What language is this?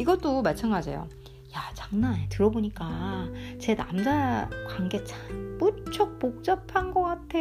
Korean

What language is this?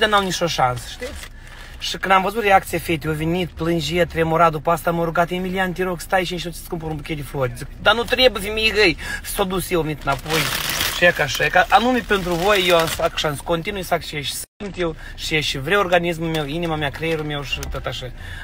Romanian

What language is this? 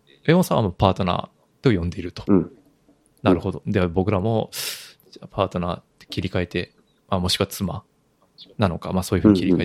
Japanese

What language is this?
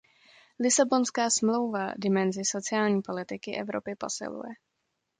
Czech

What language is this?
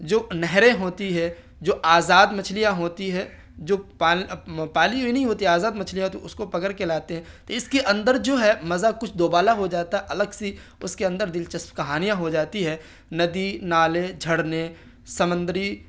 Urdu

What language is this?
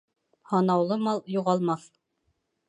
Bashkir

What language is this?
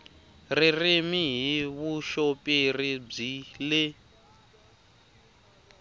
Tsonga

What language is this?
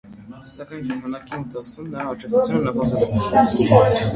Armenian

